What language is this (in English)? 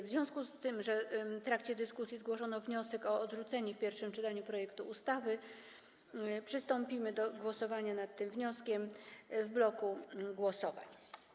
Polish